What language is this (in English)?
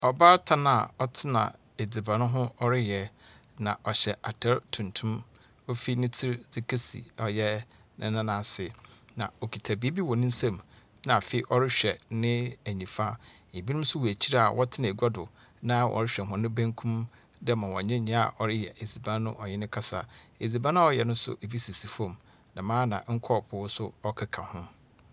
Akan